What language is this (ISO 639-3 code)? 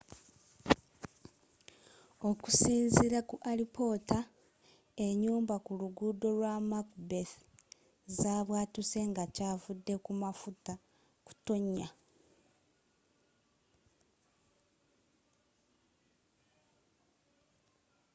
lug